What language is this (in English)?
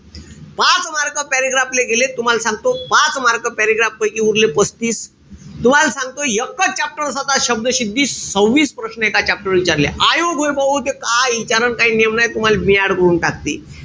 Marathi